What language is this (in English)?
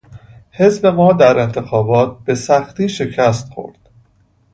Persian